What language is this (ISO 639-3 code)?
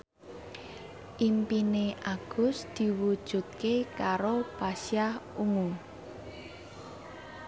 jav